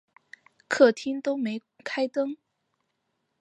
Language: Chinese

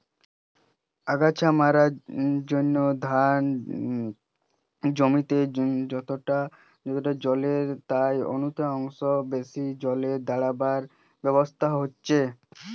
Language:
Bangla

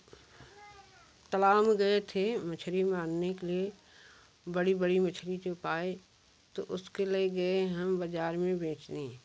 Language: Hindi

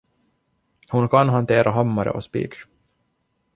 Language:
Swedish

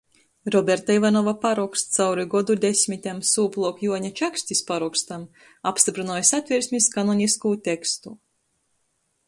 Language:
Latgalian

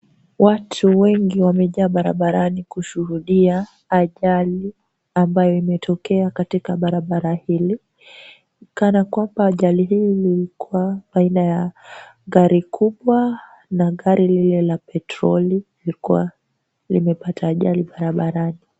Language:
Swahili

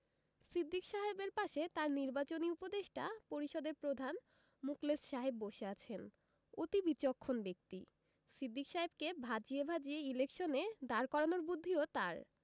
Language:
Bangla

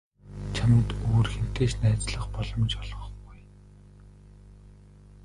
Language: Mongolian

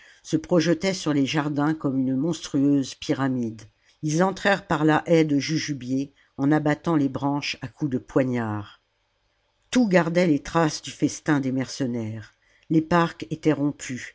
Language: French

